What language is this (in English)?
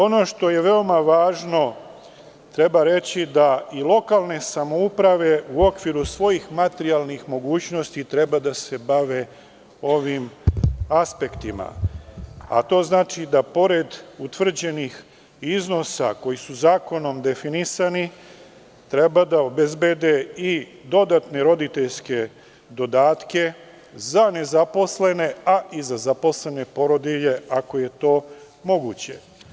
Serbian